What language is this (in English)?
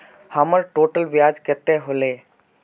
Magahi